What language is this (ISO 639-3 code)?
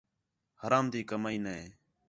xhe